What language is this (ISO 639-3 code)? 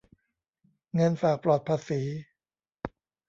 tha